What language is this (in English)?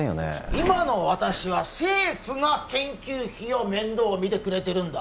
Japanese